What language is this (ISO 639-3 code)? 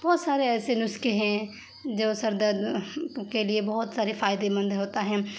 urd